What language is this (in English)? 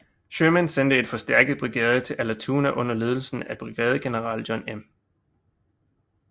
Danish